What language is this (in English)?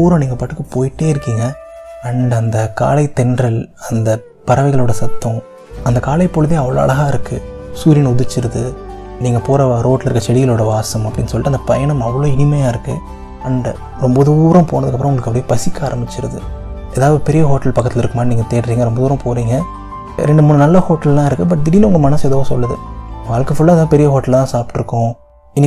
Tamil